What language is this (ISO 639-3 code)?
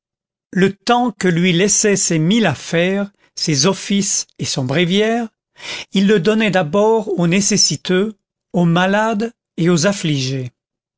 fra